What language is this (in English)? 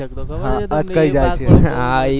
Gujarati